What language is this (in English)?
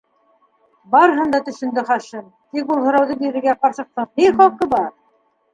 Bashkir